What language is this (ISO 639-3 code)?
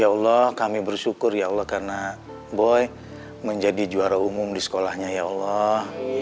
ind